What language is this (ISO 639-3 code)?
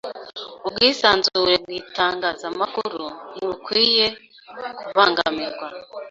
kin